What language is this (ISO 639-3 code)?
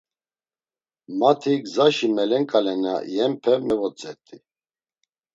lzz